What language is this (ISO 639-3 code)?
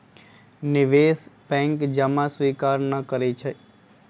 mag